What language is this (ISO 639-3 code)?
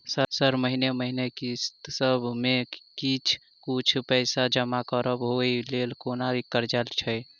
mai